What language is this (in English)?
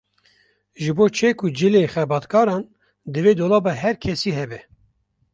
Kurdish